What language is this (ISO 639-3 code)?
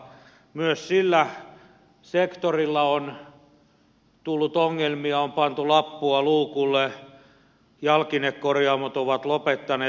fin